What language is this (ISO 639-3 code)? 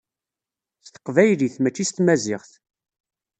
kab